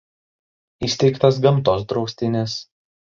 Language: Lithuanian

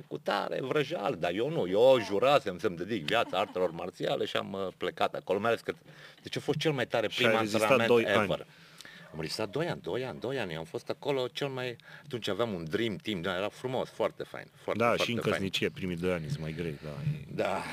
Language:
Romanian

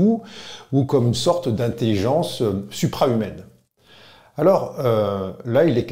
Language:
French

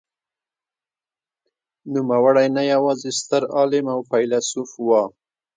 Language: Pashto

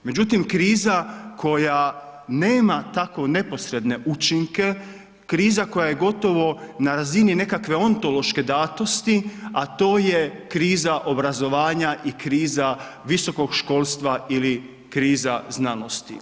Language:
Croatian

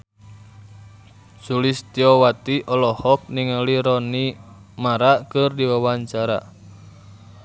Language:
Sundanese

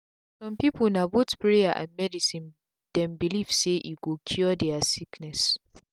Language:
Nigerian Pidgin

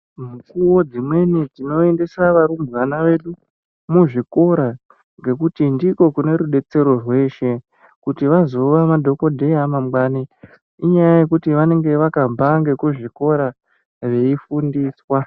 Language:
Ndau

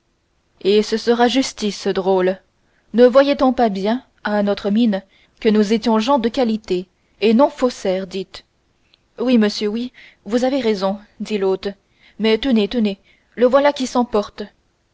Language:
French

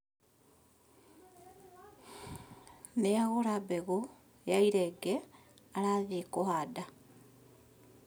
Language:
Kikuyu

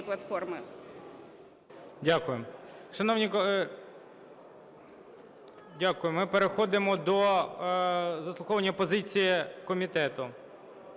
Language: Ukrainian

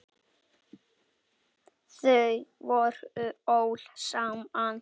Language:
Icelandic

